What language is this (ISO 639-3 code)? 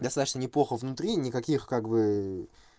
rus